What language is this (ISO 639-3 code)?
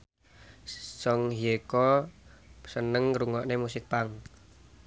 jav